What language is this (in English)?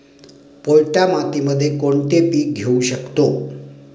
Marathi